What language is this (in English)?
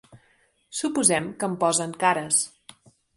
Catalan